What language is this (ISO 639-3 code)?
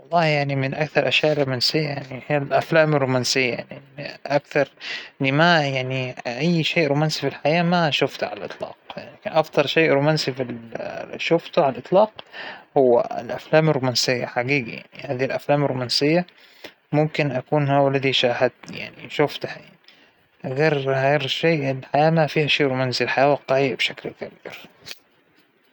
acw